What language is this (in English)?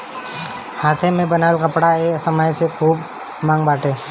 Bhojpuri